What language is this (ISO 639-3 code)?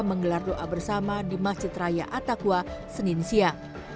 ind